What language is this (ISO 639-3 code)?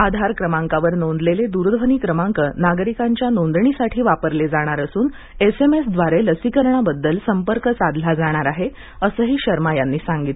mar